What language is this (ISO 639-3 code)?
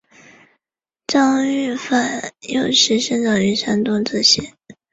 zho